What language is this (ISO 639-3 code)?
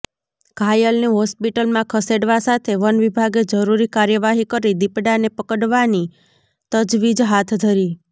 guj